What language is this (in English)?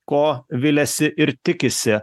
Lithuanian